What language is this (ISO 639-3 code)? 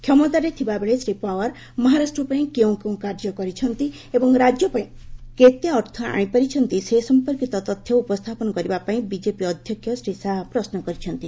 ori